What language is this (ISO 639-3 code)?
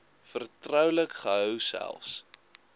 afr